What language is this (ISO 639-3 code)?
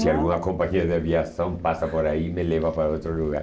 por